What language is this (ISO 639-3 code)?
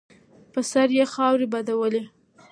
pus